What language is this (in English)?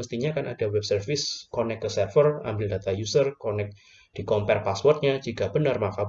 Indonesian